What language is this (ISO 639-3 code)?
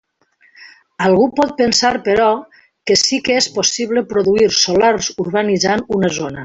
cat